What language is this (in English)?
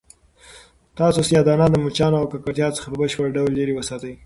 Pashto